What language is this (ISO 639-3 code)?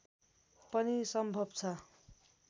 nep